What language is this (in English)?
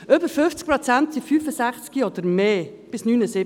Swiss German